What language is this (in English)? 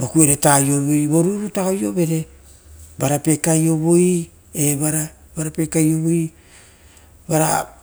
Rotokas